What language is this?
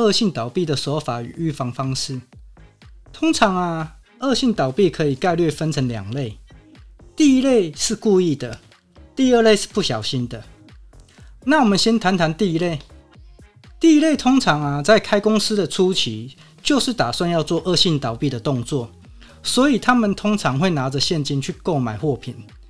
Chinese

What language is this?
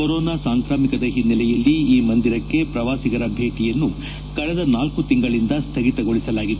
Kannada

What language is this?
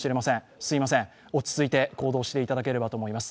Japanese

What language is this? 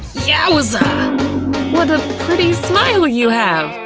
English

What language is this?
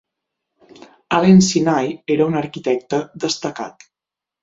Catalan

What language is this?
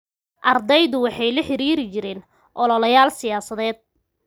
Somali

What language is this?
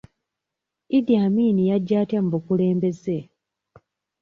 Ganda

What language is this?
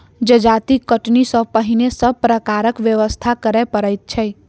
Maithili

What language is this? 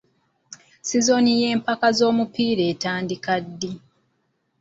Ganda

